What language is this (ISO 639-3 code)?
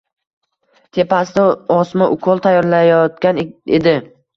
uzb